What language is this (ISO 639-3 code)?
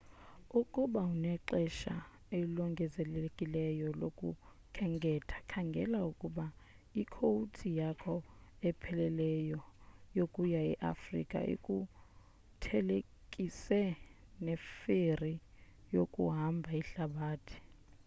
xho